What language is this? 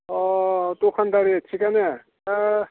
Bodo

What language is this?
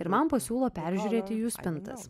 Lithuanian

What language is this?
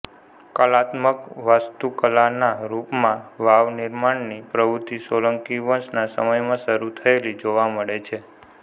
Gujarati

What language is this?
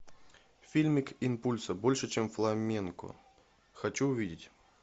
Russian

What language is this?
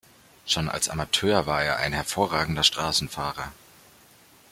German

